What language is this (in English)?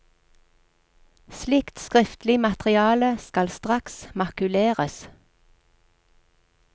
Norwegian